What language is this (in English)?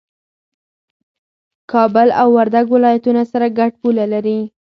Pashto